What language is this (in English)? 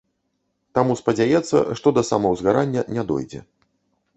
Belarusian